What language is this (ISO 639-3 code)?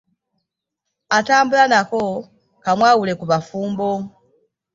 lug